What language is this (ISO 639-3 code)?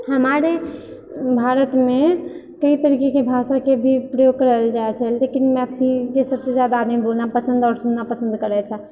mai